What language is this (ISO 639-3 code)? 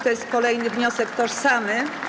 pol